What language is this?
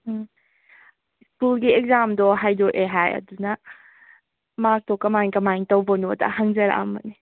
Manipuri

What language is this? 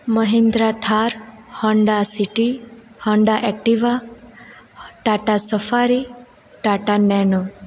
Gujarati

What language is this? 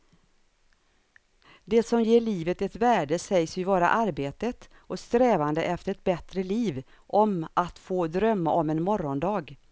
Swedish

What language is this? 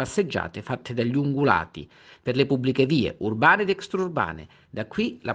Italian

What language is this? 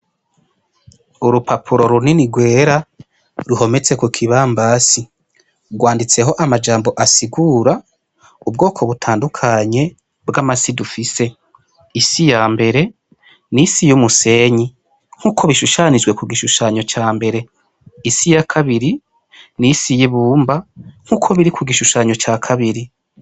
Rundi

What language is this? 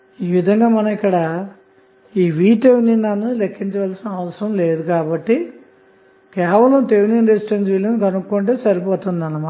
Telugu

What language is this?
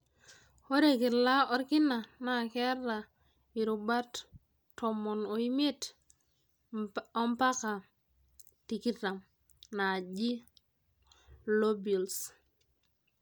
Masai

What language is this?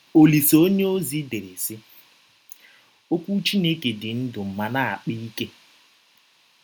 Igbo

